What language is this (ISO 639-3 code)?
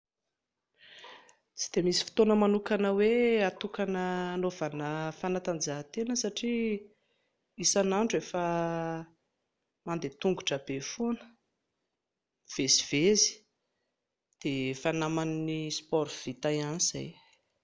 mlg